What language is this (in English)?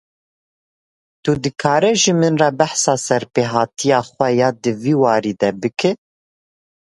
Kurdish